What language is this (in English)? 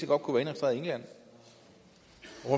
Danish